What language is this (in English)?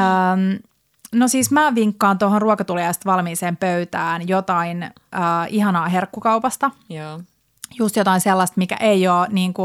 Finnish